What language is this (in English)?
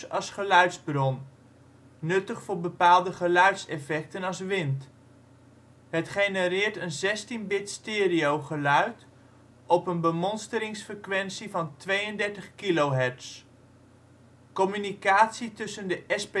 Dutch